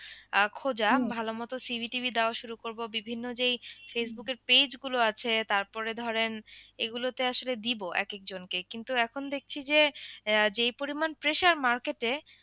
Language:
Bangla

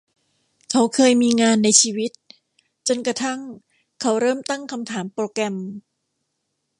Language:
Thai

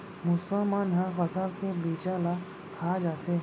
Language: Chhattisgarhi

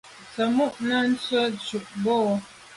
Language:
Medumba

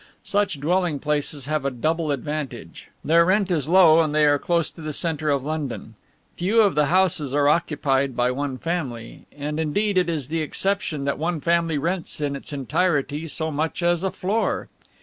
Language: English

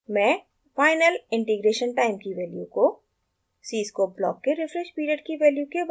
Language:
Hindi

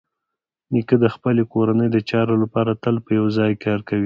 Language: Pashto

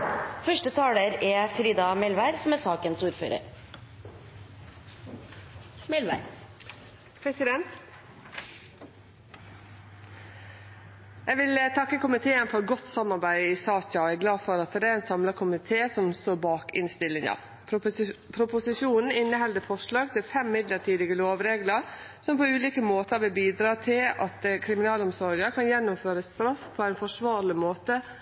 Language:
Norwegian Nynorsk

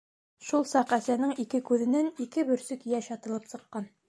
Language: Bashkir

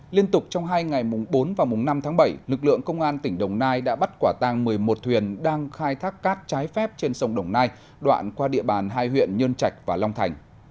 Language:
Vietnamese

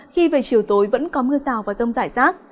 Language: Vietnamese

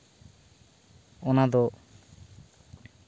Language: Santali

